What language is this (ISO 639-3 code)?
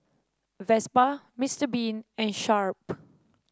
eng